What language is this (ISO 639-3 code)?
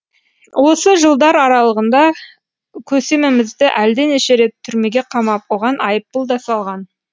kaz